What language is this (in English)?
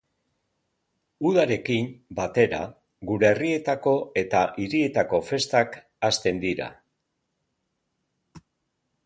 Basque